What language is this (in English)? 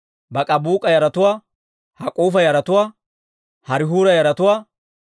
Dawro